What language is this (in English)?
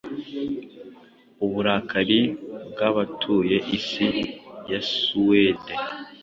Kinyarwanda